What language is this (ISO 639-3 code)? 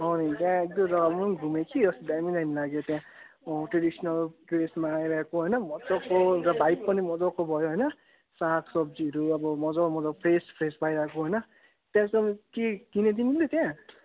nep